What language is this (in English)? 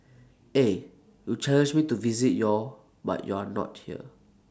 English